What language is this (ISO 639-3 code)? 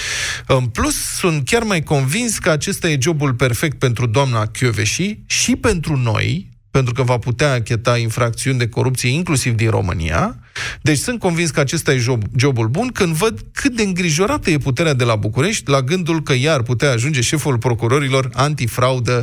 ron